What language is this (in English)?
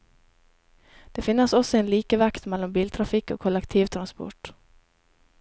Norwegian